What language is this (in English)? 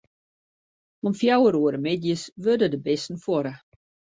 Western Frisian